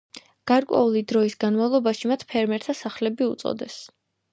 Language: Georgian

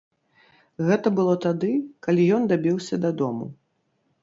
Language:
Belarusian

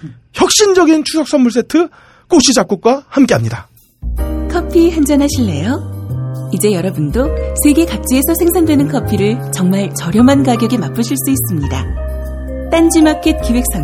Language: Korean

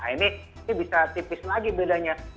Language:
Indonesian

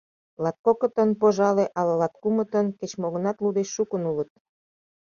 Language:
Mari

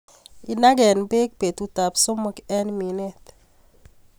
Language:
Kalenjin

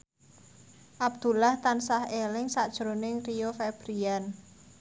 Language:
Javanese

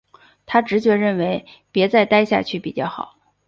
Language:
Chinese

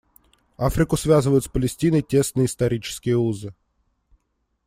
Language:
Russian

